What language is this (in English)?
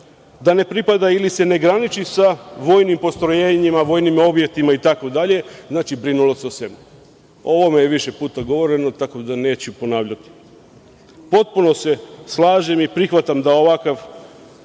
Serbian